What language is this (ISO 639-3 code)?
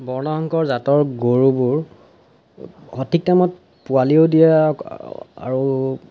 asm